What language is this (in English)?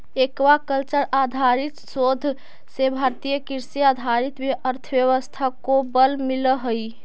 Magahi